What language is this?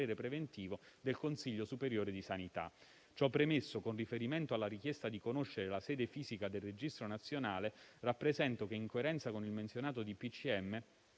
Italian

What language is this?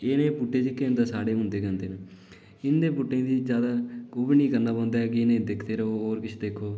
Dogri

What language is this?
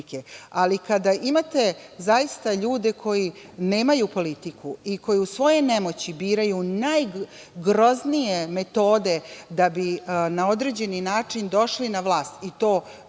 Serbian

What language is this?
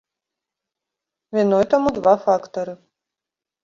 Belarusian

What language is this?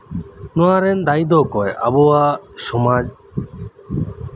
Santali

